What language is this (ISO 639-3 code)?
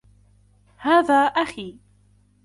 ara